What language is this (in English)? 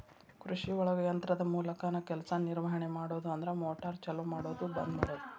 Kannada